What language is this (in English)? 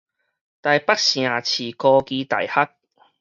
Min Nan Chinese